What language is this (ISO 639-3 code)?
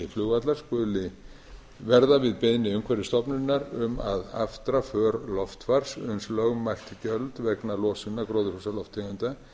isl